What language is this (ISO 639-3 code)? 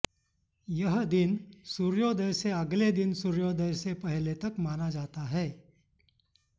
san